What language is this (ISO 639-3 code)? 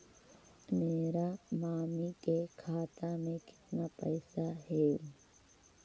mag